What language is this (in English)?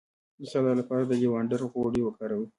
Pashto